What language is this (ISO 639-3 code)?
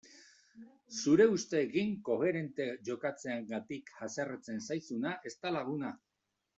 eus